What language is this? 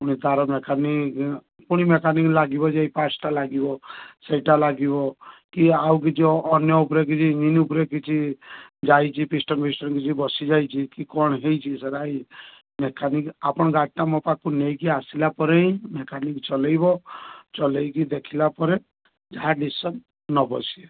Odia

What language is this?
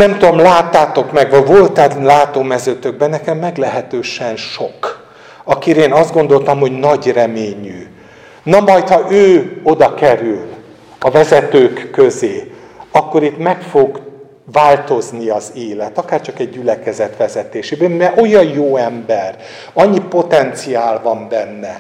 Hungarian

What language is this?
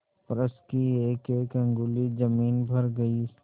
Hindi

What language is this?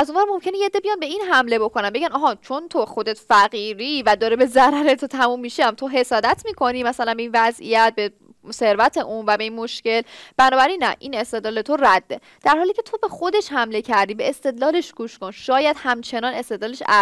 Persian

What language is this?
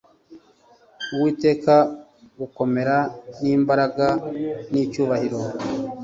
Kinyarwanda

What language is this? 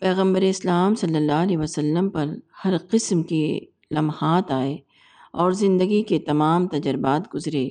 Urdu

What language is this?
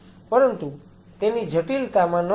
Gujarati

